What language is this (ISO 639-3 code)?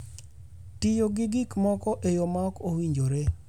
luo